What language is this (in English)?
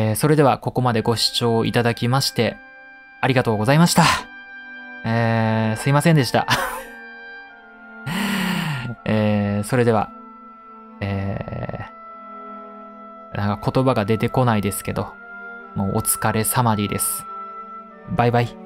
Japanese